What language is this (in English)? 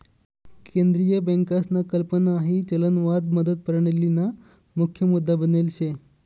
Marathi